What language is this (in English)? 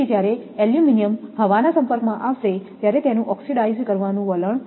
Gujarati